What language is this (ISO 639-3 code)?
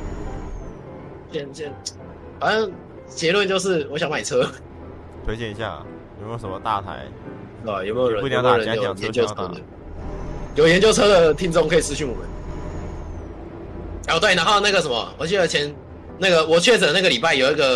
zho